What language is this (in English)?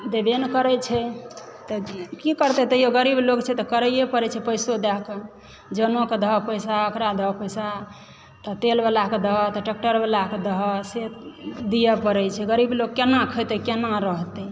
Maithili